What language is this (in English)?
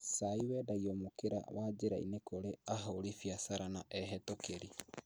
Kikuyu